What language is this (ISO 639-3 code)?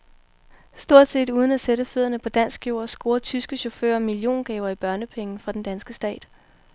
dan